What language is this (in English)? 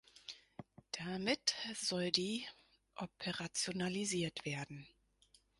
German